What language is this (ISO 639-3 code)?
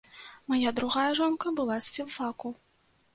bel